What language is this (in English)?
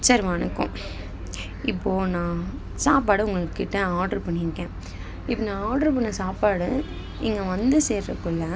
Tamil